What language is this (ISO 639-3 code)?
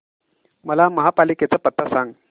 mar